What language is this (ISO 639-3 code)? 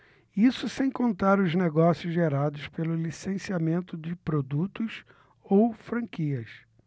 por